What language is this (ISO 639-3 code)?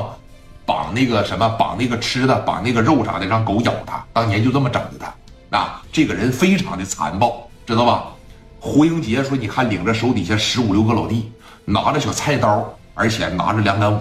zho